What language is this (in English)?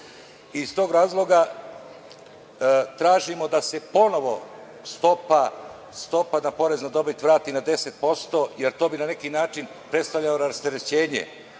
Serbian